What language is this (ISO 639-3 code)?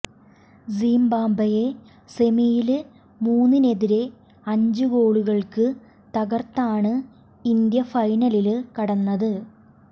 mal